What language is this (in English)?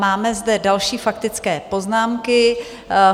Czech